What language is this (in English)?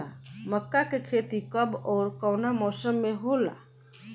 Bhojpuri